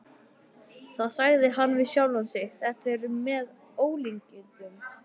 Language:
Icelandic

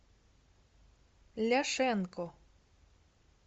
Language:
Russian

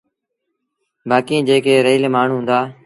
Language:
Sindhi Bhil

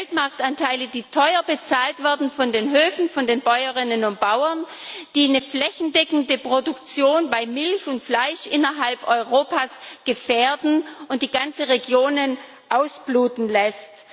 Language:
German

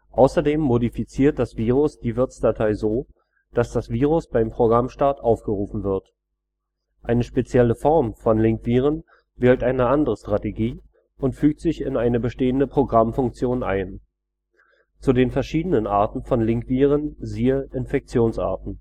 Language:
German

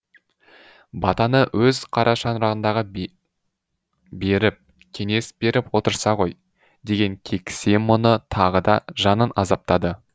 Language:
Kazakh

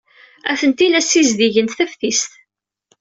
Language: Kabyle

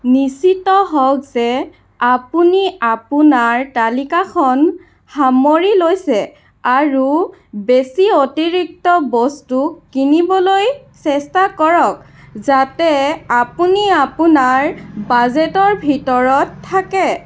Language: Assamese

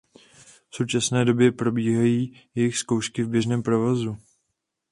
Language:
Czech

